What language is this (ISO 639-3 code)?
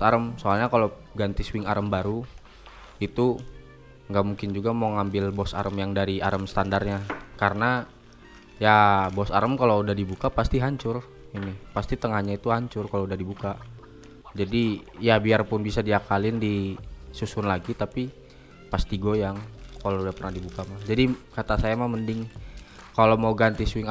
ind